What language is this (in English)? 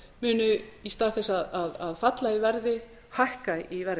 Icelandic